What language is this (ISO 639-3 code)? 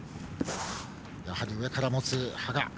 jpn